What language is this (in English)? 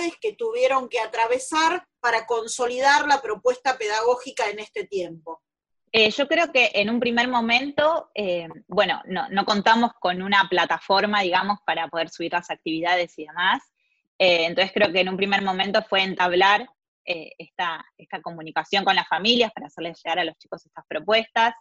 Spanish